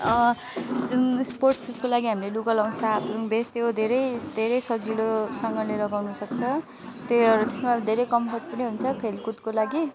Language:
Nepali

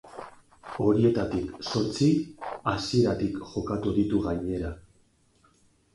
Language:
Basque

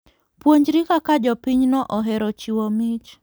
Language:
Luo (Kenya and Tanzania)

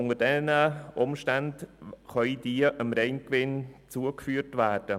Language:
Swiss German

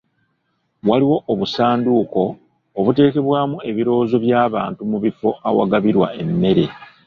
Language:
Ganda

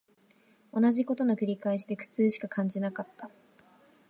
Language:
Japanese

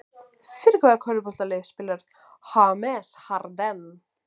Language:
Icelandic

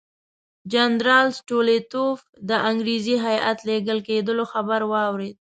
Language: Pashto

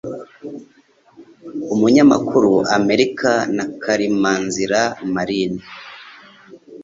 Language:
Kinyarwanda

